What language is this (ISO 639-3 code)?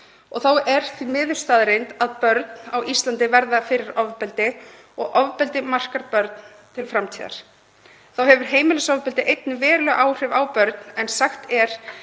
isl